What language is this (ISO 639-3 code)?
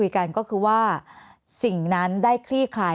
tha